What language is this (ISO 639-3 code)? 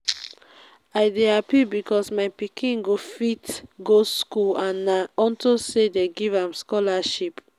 pcm